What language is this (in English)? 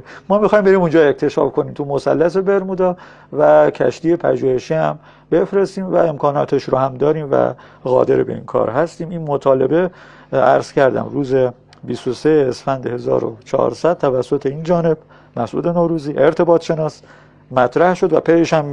Persian